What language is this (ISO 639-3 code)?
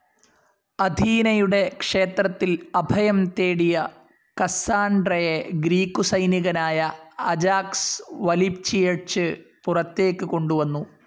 mal